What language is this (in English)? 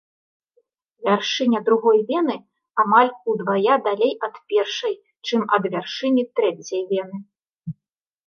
Belarusian